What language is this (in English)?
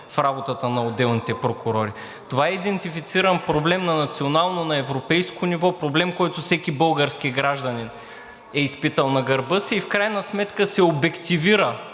Bulgarian